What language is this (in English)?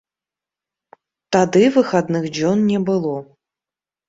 Belarusian